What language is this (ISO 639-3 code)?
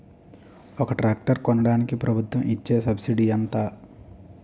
tel